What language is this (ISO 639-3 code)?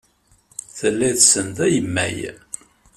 kab